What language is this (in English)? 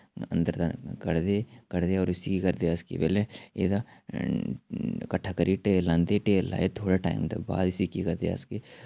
Dogri